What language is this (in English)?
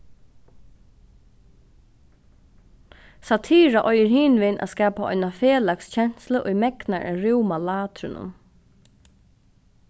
Faroese